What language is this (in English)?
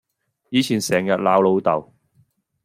Cantonese